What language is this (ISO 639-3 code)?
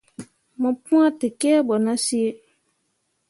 mua